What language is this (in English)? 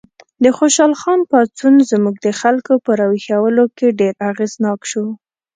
Pashto